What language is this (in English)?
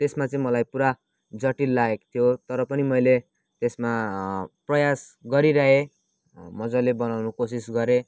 Nepali